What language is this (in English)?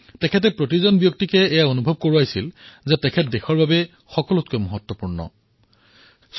Assamese